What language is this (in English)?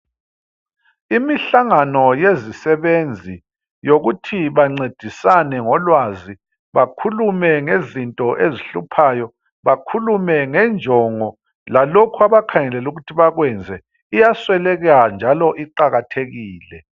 North Ndebele